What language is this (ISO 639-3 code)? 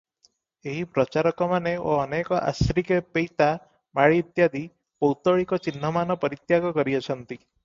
ori